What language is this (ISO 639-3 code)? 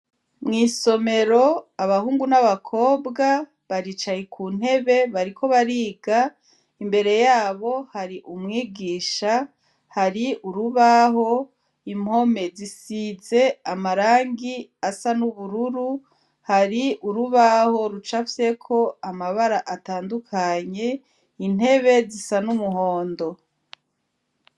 run